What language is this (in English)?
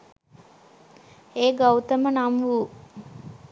Sinhala